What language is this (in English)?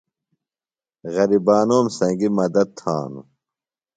Phalura